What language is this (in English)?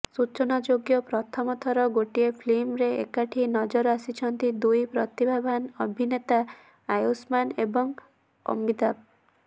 Odia